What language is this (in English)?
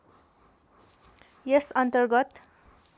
Nepali